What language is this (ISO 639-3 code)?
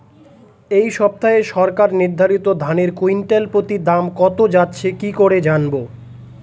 ben